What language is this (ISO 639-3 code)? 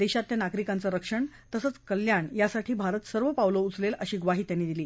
mar